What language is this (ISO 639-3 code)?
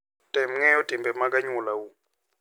luo